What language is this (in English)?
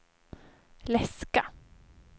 Swedish